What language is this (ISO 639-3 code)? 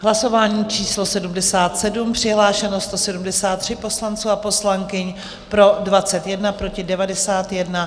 ces